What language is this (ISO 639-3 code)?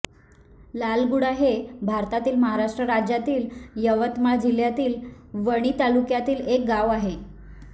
mar